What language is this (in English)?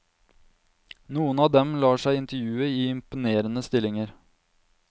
Norwegian